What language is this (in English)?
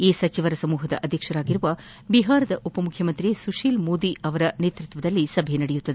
Kannada